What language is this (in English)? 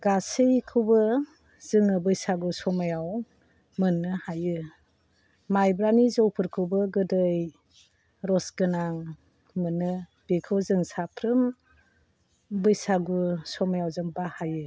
Bodo